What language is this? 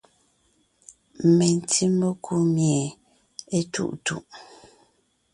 Ngiemboon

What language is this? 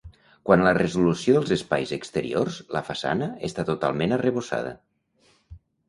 Catalan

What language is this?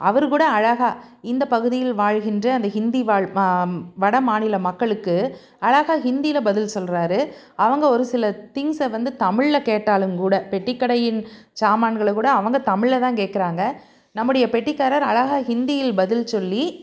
Tamil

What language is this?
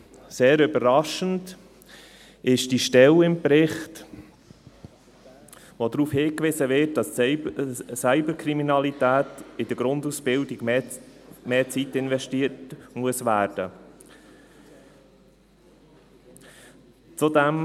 Swiss German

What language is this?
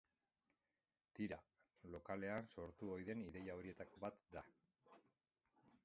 Basque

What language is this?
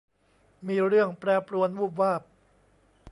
Thai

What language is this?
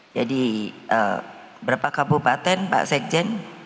Indonesian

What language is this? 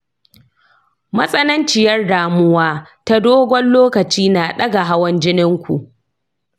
Hausa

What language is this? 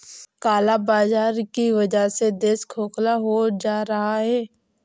Hindi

